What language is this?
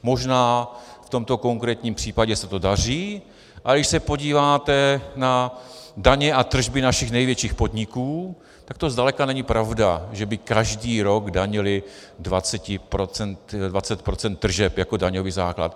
Czech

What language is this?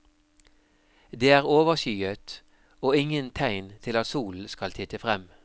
Norwegian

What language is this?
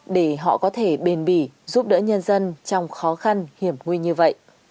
Vietnamese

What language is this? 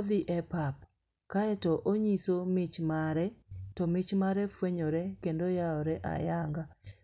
Luo (Kenya and Tanzania)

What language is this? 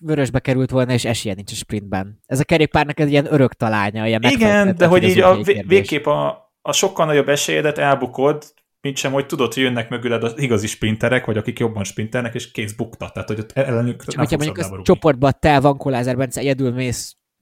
Hungarian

